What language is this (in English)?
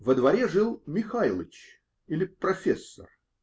Russian